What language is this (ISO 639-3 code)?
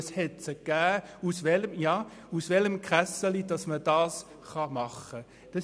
gsw